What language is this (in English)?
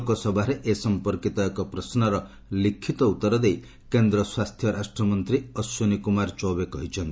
Odia